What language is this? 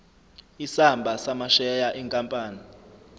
Zulu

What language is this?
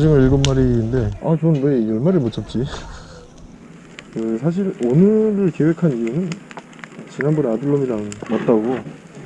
Korean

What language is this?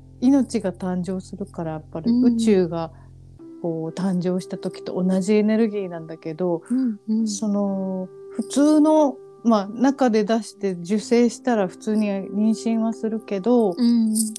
Japanese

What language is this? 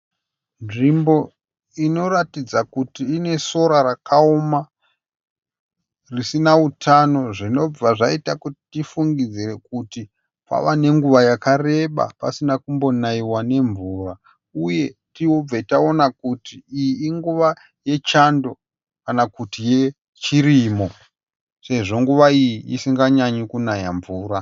Shona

